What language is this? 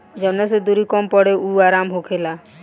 Bhojpuri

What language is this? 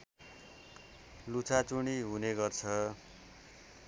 Nepali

